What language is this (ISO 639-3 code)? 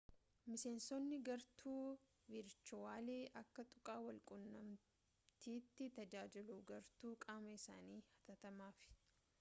orm